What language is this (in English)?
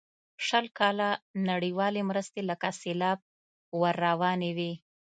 Pashto